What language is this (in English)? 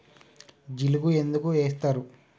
Telugu